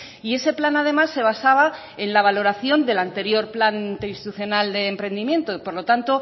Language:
Spanish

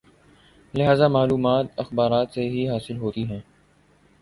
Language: Urdu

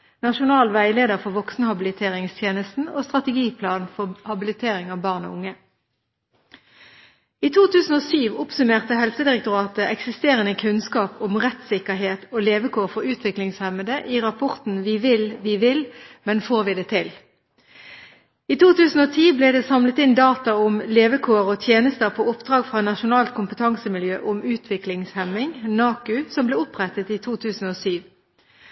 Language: Norwegian Bokmål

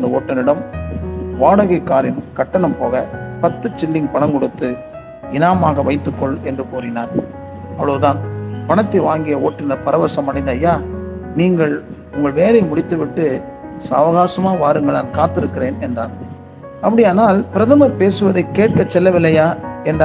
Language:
Tamil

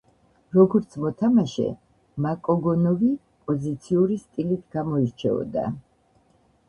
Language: Georgian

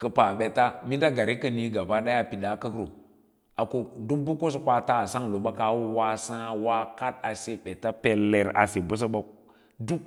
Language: Lala-Roba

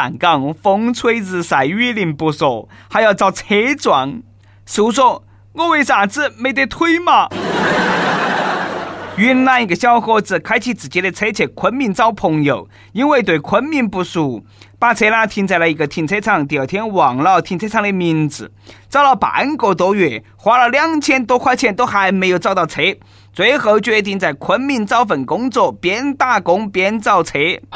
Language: Chinese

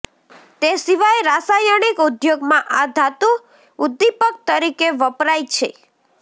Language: Gujarati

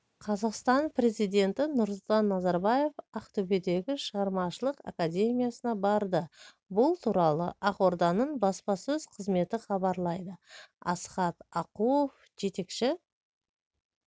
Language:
Kazakh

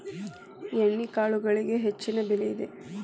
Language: Kannada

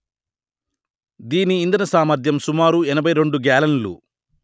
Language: Telugu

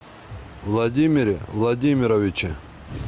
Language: Russian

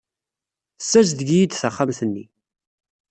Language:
Kabyle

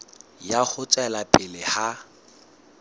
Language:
Southern Sotho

